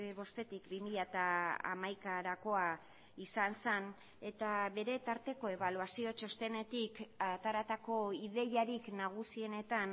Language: Basque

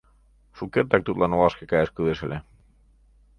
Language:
Mari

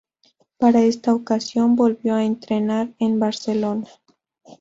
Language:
Spanish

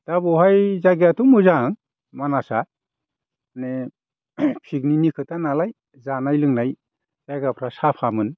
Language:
Bodo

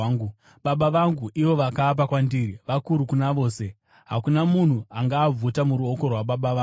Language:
Shona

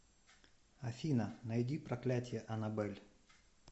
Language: Russian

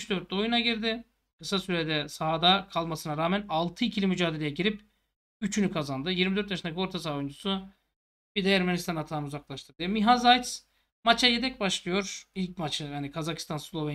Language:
Turkish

